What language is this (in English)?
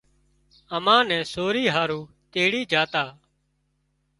Wadiyara Koli